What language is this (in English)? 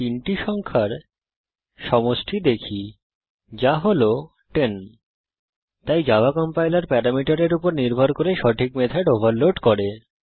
Bangla